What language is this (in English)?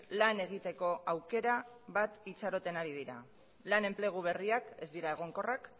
Basque